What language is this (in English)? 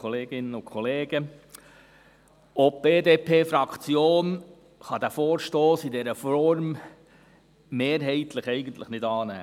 Swiss German